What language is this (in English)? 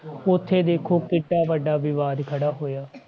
Punjabi